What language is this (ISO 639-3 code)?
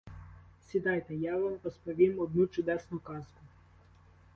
ukr